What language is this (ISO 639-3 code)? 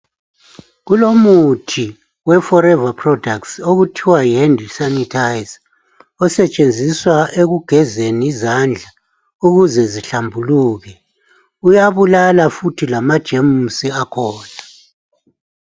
nde